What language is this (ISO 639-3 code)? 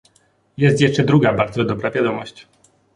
pol